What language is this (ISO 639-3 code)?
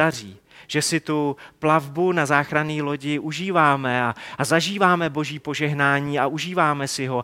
ces